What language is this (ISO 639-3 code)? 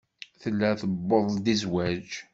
kab